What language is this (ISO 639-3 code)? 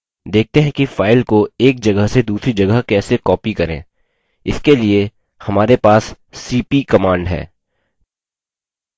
hin